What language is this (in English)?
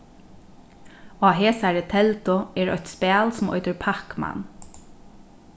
Faroese